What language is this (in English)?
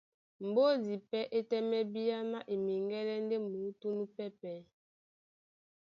Duala